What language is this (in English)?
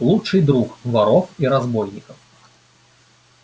Russian